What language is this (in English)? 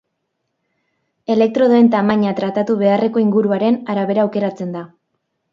Basque